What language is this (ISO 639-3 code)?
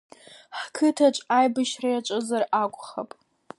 abk